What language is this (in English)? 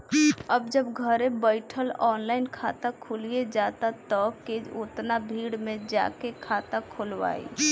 Bhojpuri